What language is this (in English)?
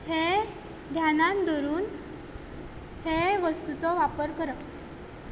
Konkani